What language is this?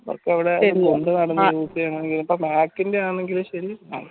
Malayalam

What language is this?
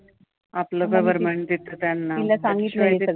Marathi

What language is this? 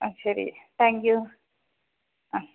Malayalam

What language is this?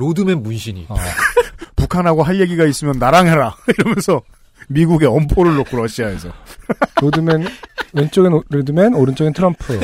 Korean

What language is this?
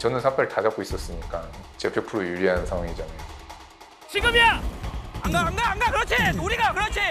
Korean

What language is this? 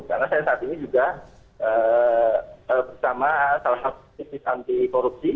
Indonesian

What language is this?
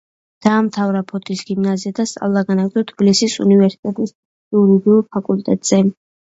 Georgian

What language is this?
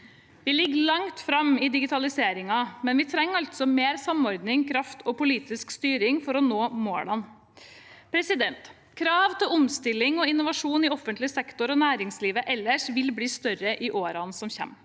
Norwegian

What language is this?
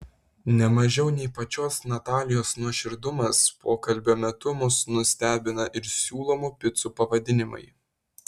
Lithuanian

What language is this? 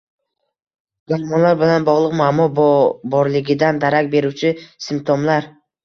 Uzbek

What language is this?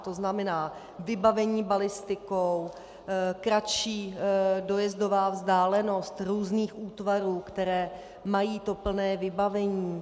Czech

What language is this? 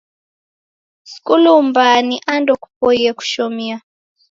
Taita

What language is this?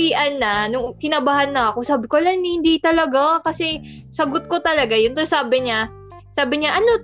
Filipino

